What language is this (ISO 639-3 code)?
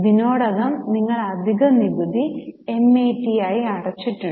mal